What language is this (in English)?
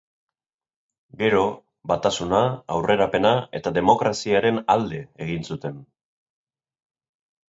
Basque